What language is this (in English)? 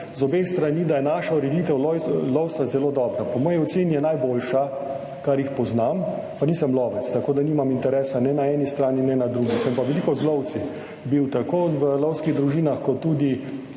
Slovenian